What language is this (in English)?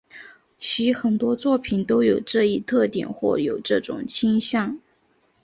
Chinese